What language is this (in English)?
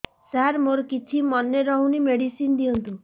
Odia